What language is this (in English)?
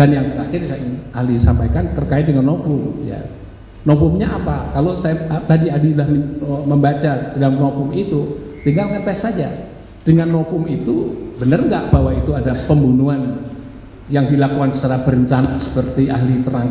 Indonesian